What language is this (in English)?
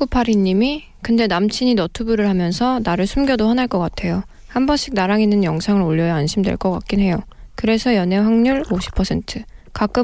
Korean